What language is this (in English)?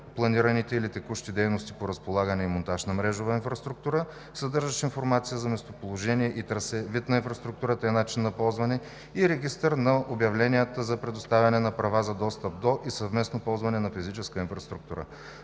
Bulgarian